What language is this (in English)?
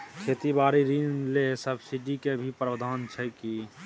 Maithili